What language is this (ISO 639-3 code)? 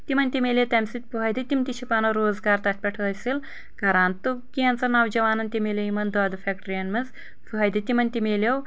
kas